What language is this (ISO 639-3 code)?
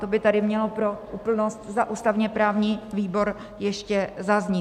ces